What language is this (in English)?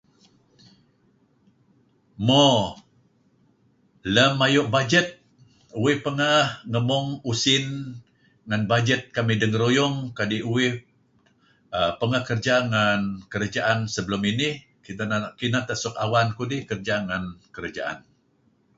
Kelabit